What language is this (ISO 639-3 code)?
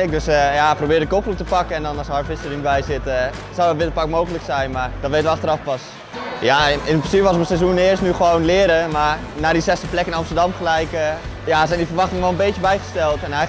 nld